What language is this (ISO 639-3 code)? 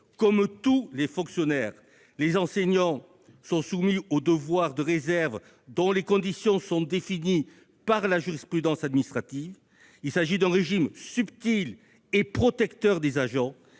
fra